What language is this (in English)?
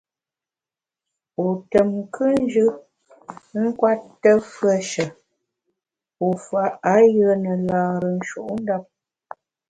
Bamun